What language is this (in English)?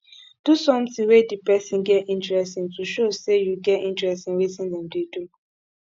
Nigerian Pidgin